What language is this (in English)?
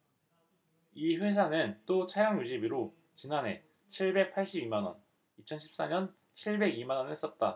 Korean